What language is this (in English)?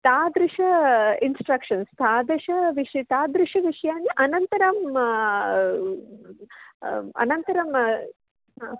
Sanskrit